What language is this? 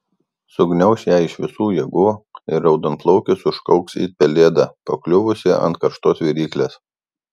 Lithuanian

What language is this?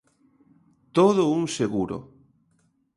Galician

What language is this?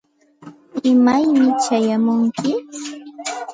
Santa Ana de Tusi Pasco Quechua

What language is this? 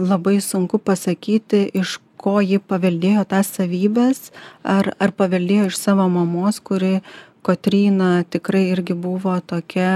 Lithuanian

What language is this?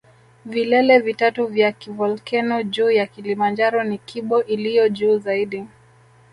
Swahili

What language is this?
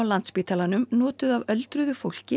Icelandic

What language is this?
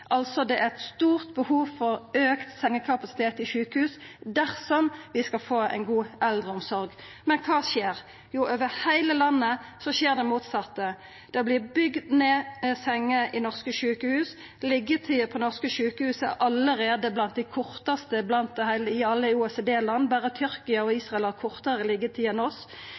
Norwegian Nynorsk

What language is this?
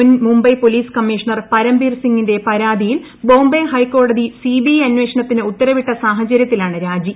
Malayalam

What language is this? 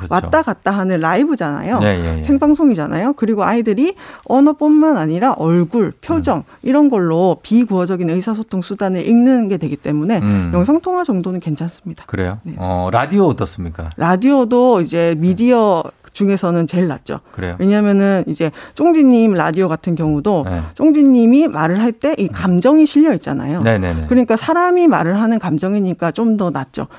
Korean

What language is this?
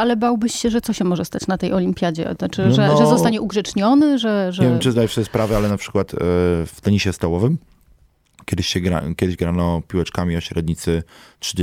Polish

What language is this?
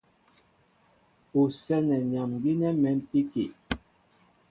Mbo (Cameroon)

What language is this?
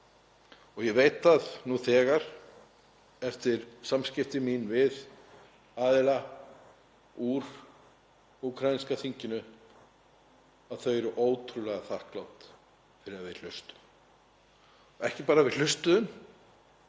Icelandic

